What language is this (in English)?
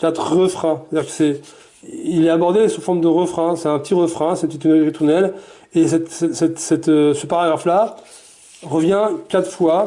French